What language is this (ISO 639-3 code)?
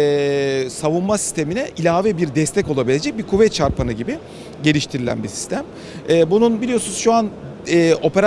tur